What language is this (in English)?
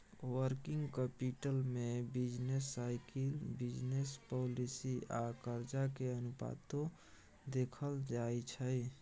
Maithili